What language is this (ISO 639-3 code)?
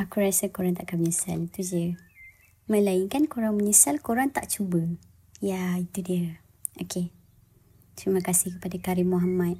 msa